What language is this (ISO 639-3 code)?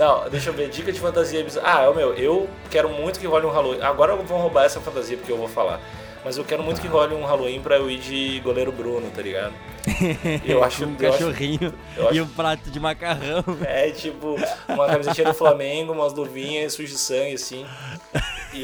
por